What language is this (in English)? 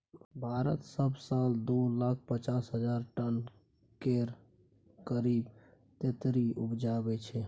Maithili